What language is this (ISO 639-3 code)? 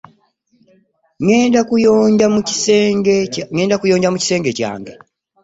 lug